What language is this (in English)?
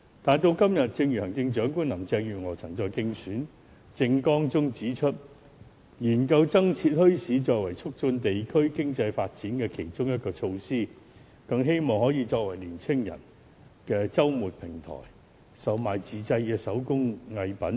Cantonese